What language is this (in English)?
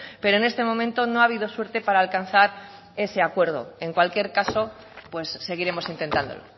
Spanish